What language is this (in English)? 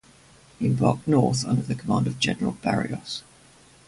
English